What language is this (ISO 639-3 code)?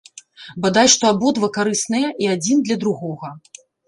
bel